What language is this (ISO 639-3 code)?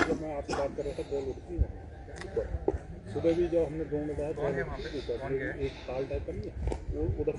hin